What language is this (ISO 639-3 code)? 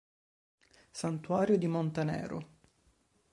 ita